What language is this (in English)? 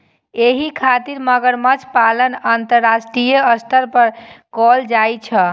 Maithili